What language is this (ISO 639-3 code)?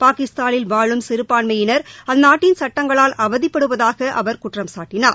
tam